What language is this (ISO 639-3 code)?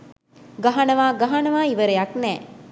sin